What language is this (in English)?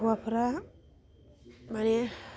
Bodo